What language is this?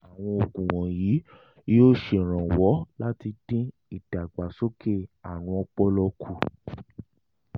Yoruba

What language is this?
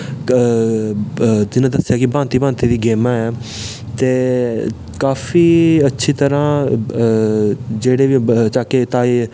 Dogri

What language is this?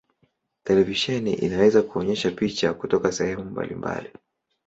Swahili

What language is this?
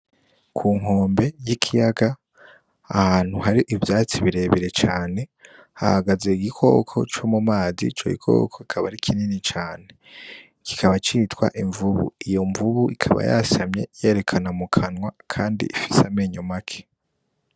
Rundi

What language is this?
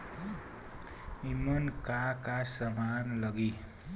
Bhojpuri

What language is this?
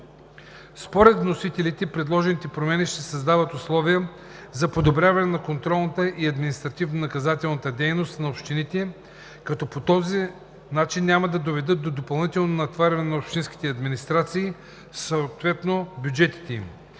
Bulgarian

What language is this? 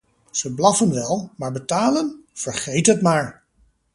Dutch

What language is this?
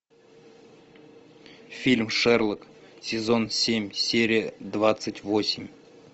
Russian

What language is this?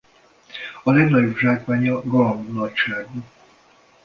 Hungarian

